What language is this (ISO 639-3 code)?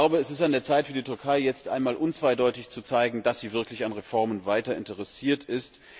deu